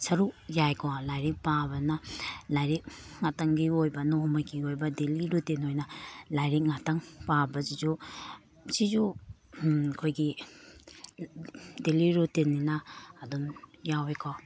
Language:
Manipuri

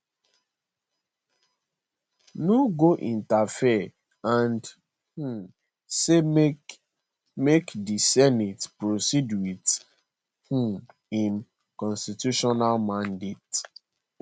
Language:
Nigerian Pidgin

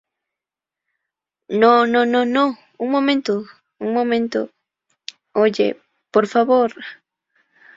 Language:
Spanish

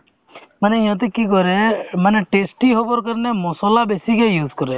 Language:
Assamese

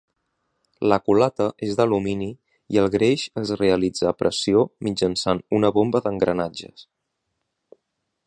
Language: Catalan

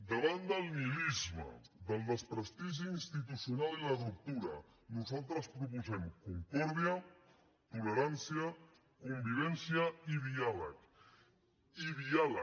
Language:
Catalan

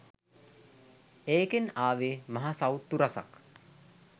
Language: Sinhala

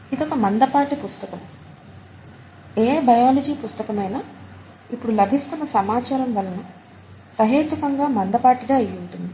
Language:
Telugu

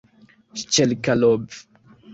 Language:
Esperanto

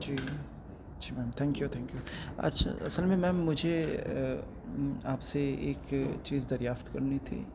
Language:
Urdu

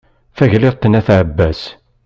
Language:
Kabyle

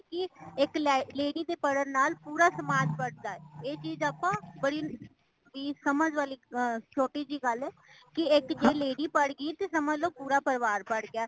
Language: Punjabi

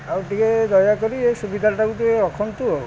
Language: Odia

